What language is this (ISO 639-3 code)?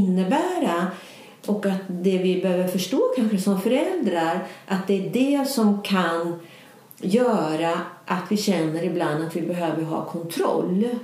swe